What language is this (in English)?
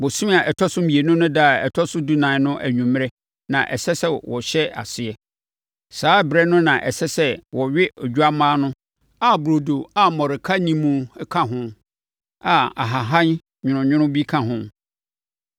Akan